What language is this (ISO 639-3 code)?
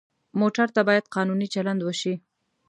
pus